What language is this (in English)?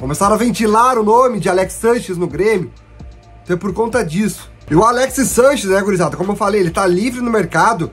Portuguese